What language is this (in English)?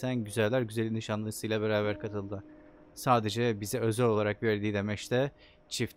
Turkish